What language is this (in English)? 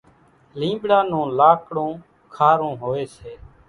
Kachi Koli